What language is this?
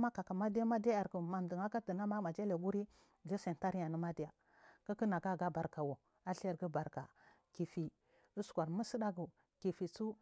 Marghi South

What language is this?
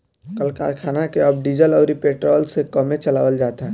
Bhojpuri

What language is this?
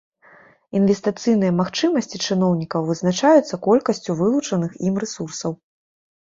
Belarusian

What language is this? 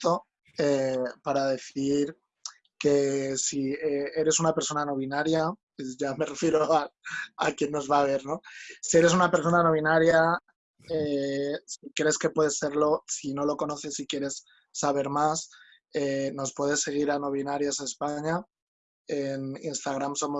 Spanish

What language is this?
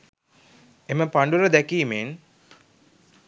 Sinhala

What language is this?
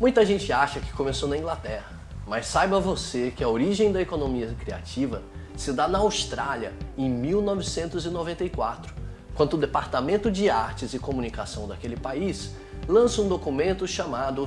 Portuguese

